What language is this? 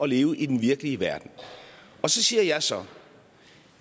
Danish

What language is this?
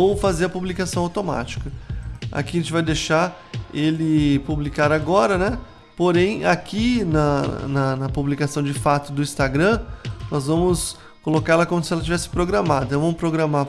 Portuguese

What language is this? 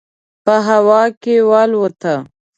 Pashto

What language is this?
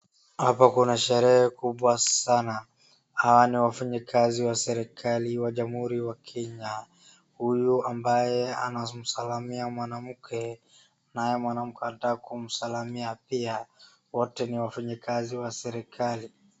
Swahili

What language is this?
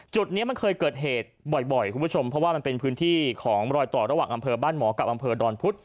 Thai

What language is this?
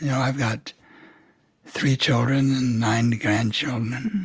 English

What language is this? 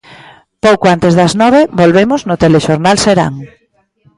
Galician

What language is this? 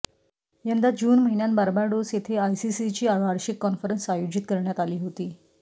Marathi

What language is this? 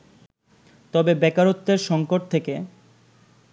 Bangla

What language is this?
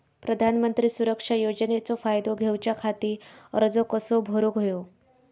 Marathi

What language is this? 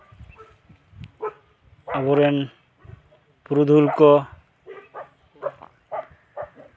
Santali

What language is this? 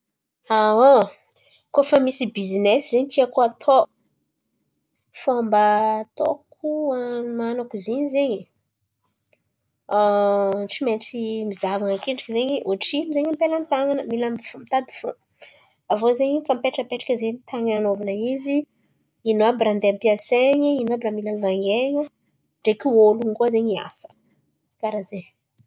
Antankarana Malagasy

